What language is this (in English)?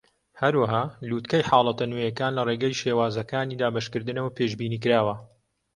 Central Kurdish